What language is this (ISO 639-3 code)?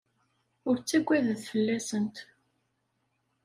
kab